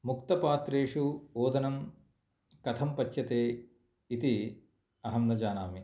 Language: Sanskrit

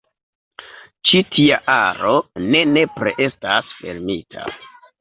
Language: Esperanto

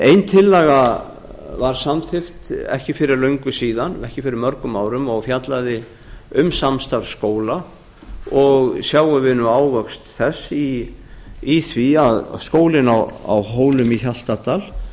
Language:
Icelandic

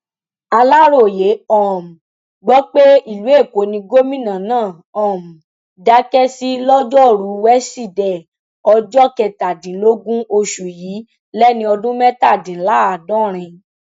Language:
Yoruba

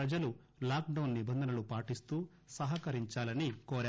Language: Telugu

